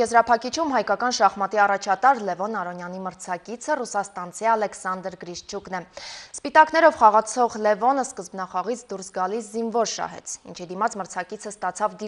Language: Bulgarian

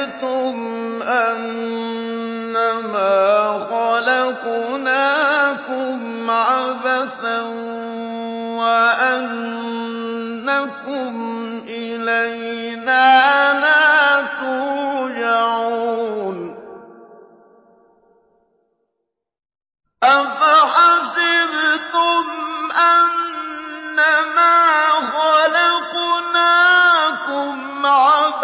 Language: Arabic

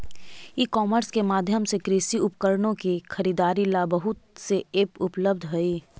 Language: Magahi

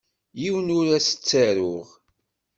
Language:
Kabyle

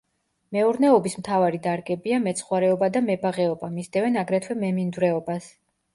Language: Georgian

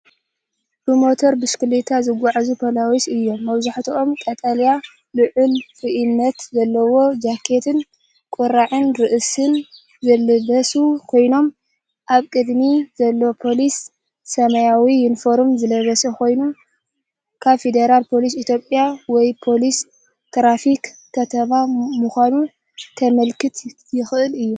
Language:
Tigrinya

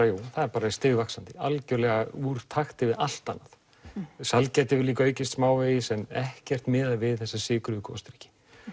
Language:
Icelandic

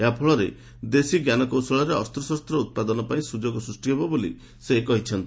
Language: Odia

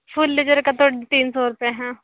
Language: Hindi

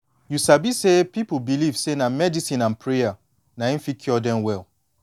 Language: Nigerian Pidgin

